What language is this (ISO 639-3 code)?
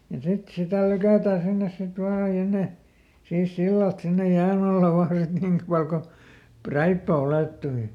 fin